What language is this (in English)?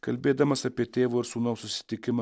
Lithuanian